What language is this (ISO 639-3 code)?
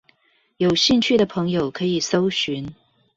zho